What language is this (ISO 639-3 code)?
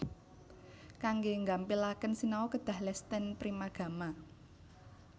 jav